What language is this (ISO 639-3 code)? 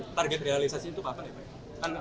ind